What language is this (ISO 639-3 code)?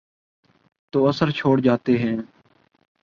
urd